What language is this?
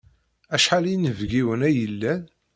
Kabyle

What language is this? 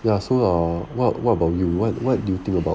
English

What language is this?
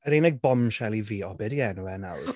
Welsh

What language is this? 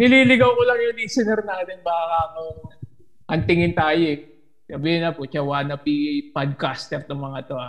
Filipino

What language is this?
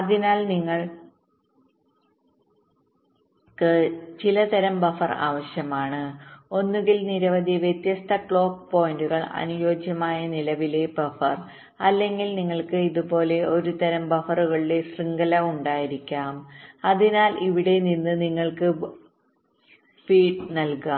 Malayalam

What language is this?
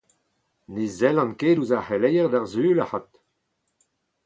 Breton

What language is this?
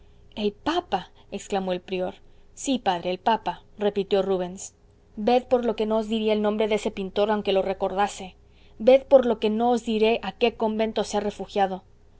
Spanish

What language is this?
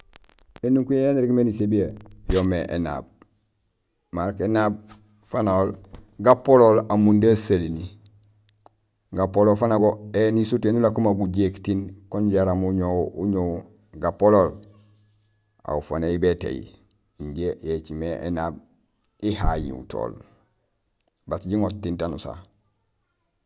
Gusilay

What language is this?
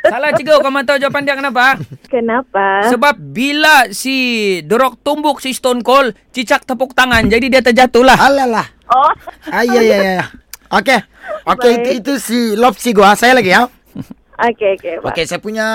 Malay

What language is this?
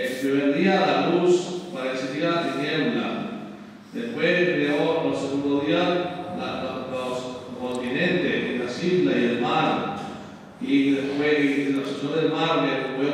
Spanish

